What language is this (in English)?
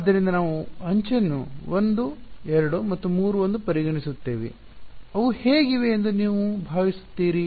Kannada